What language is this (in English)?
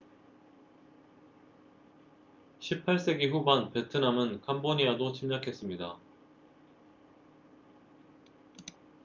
Korean